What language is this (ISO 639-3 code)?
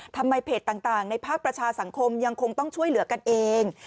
tha